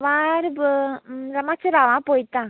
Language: Konkani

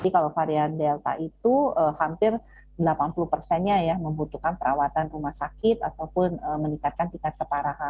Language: Indonesian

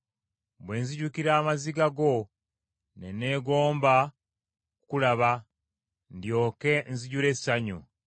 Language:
Ganda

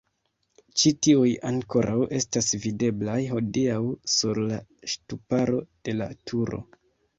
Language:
Esperanto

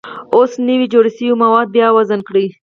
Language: Pashto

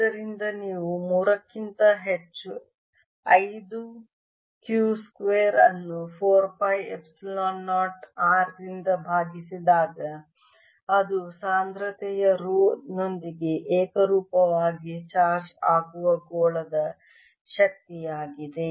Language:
Kannada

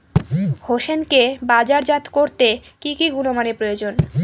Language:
Bangla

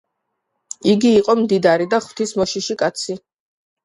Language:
Georgian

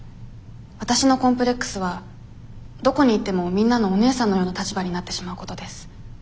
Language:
Japanese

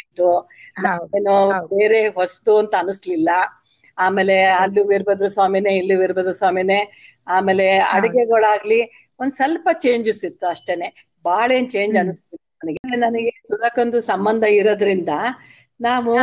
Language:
Kannada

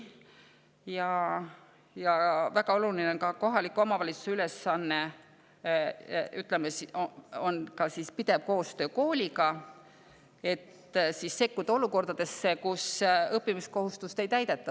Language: Estonian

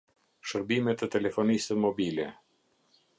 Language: Albanian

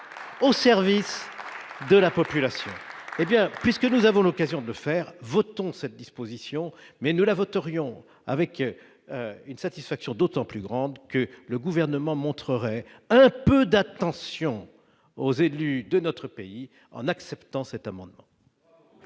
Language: French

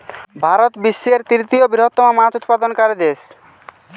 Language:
Bangla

